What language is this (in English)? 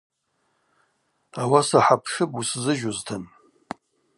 Abaza